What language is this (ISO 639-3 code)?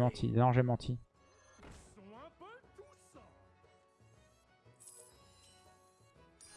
fra